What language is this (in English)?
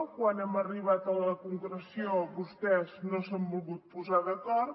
Catalan